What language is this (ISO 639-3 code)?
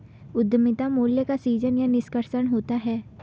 hin